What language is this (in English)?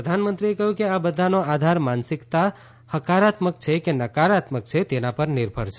Gujarati